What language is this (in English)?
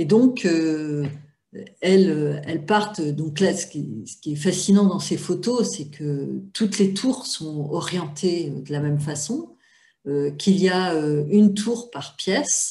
French